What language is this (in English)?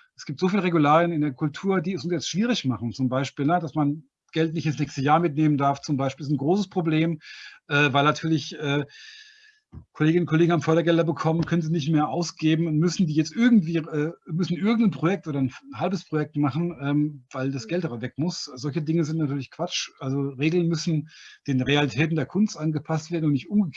German